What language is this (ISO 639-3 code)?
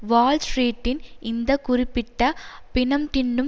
tam